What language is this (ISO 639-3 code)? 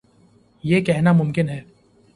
urd